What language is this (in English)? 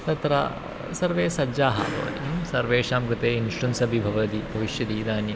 Sanskrit